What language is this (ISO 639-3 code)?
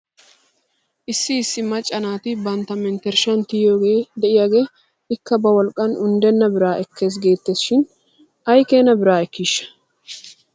wal